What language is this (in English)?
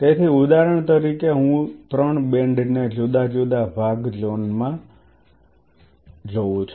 Gujarati